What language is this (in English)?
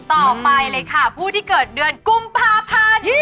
Thai